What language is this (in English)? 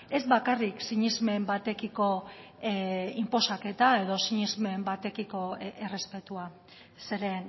Basque